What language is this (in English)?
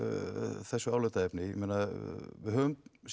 Icelandic